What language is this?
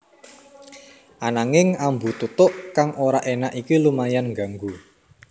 Javanese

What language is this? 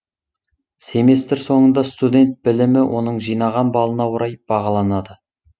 Kazakh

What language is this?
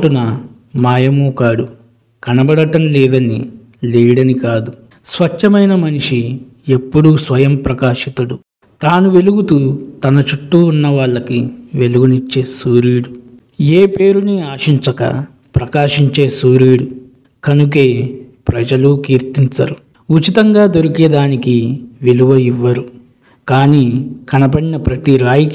Telugu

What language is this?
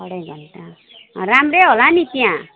Nepali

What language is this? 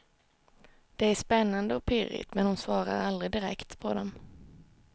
Swedish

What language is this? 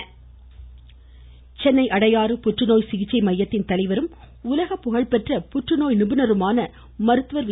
Tamil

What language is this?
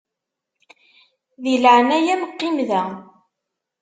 Kabyle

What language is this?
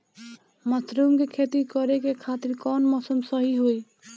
Bhojpuri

